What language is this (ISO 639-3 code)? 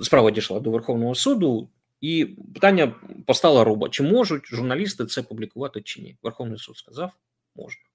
ukr